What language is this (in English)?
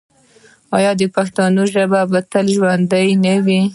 Pashto